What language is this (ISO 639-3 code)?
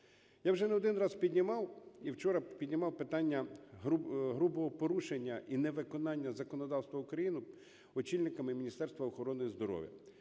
ukr